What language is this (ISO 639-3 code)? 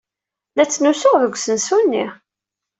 kab